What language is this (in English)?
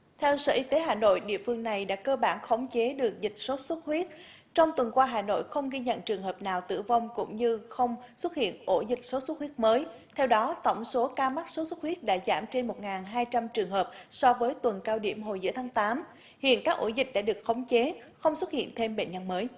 Vietnamese